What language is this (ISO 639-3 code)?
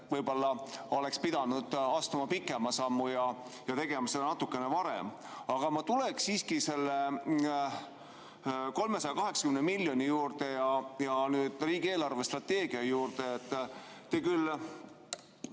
est